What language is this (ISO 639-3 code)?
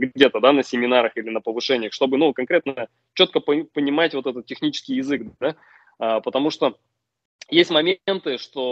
rus